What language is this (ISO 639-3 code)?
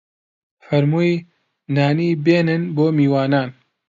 ckb